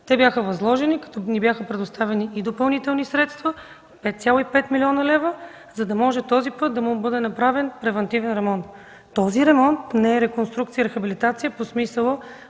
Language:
Bulgarian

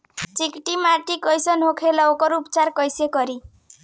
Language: Bhojpuri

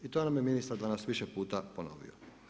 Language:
Croatian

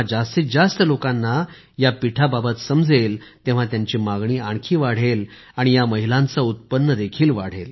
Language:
Marathi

